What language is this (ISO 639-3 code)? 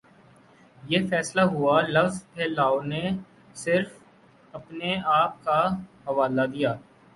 urd